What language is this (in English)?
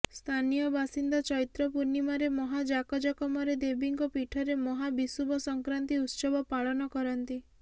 Odia